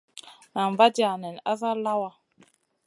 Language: Masana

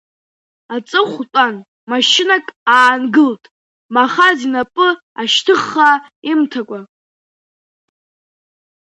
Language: Abkhazian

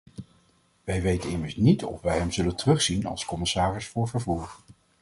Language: Dutch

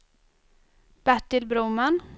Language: Swedish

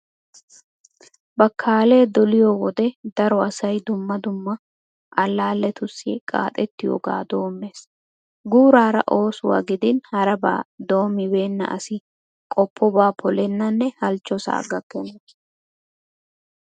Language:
Wolaytta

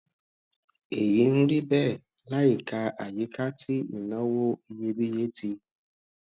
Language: Yoruba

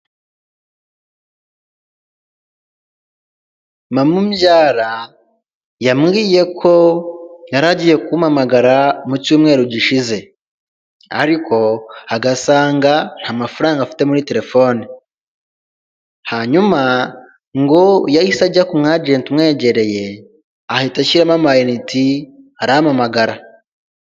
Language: Kinyarwanda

